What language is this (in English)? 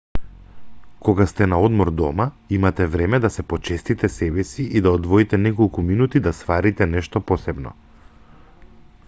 Macedonian